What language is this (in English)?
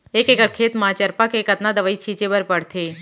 Chhattisgarhi